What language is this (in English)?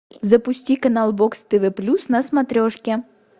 Russian